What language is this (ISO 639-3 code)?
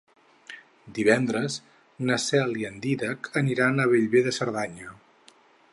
cat